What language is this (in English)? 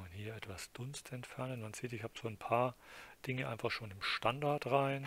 German